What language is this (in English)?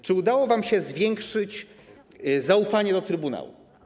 Polish